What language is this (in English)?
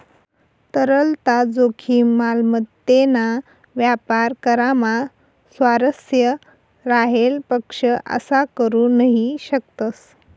Marathi